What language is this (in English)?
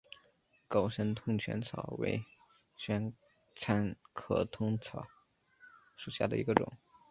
Chinese